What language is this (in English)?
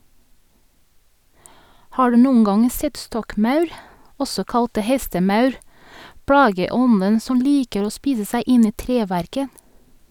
Norwegian